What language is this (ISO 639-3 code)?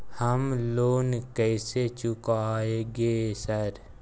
mai